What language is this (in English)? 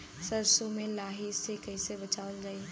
Bhojpuri